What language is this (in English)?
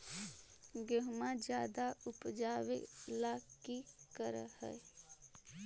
Magahi